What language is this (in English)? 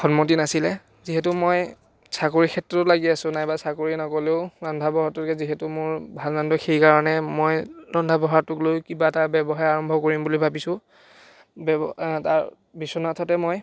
Assamese